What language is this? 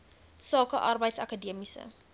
Afrikaans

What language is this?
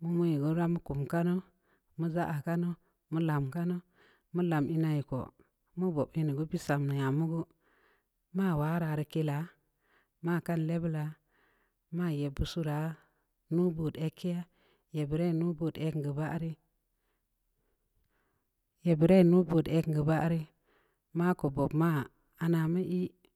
Samba Leko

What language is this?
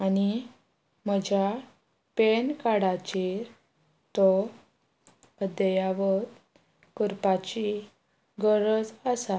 Konkani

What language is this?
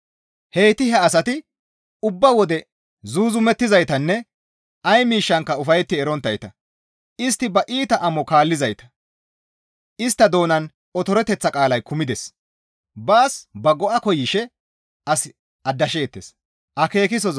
Gamo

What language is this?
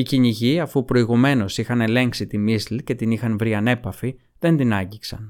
Greek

